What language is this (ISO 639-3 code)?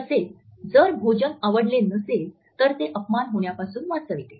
mar